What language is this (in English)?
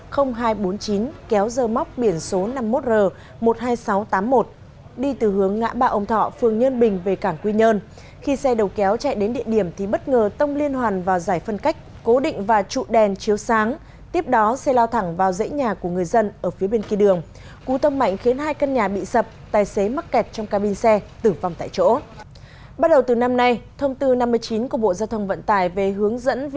Vietnamese